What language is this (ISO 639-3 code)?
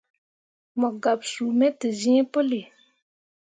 mua